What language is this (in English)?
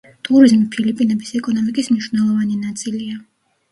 Georgian